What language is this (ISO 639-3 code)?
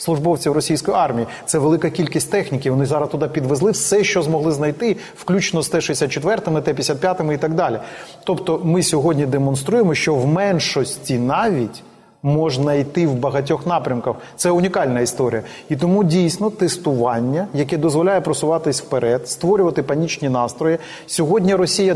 ukr